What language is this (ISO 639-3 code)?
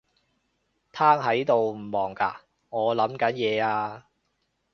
yue